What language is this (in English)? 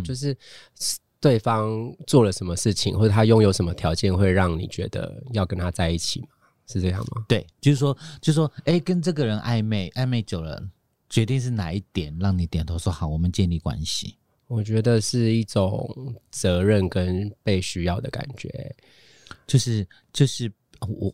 Chinese